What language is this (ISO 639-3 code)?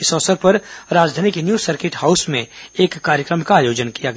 hin